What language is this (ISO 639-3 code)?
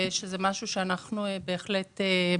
heb